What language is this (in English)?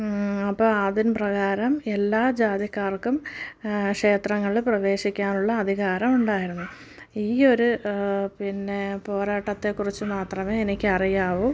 Malayalam